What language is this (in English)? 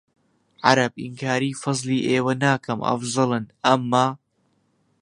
Central Kurdish